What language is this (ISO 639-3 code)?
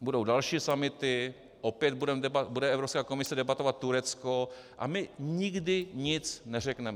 ces